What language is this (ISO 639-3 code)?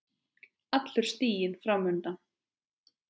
isl